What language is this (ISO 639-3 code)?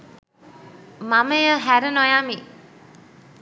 sin